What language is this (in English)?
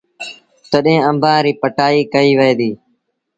Sindhi Bhil